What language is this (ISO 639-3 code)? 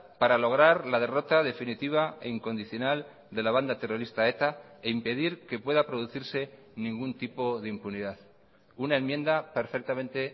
spa